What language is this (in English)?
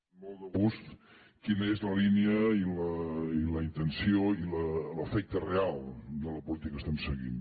Catalan